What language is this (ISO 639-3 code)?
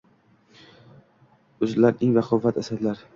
uzb